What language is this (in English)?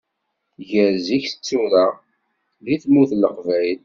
Kabyle